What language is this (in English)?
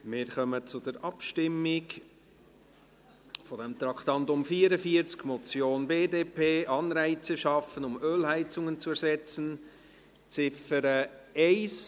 Swiss German